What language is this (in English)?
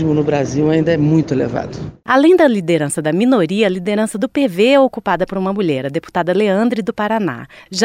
Portuguese